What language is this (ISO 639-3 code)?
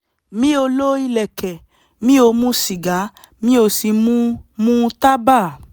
yor